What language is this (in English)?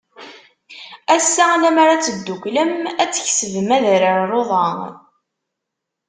Kabyle